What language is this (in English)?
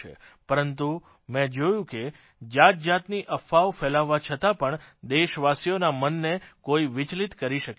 Gujarati